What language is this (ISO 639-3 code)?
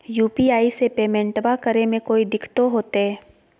mag